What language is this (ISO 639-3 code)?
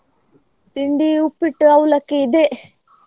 kan